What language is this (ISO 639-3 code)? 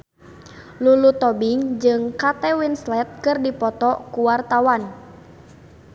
sun